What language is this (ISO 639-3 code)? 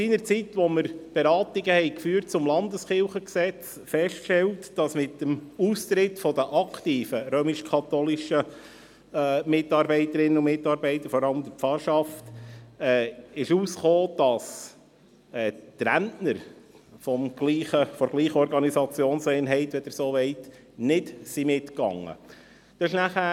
gsw